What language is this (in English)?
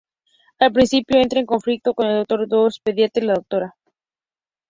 Spanish